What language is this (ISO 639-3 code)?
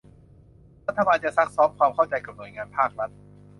tha